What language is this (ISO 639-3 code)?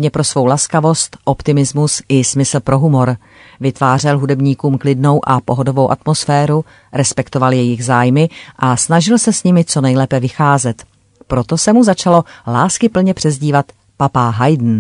ces